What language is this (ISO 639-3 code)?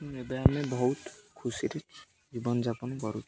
ori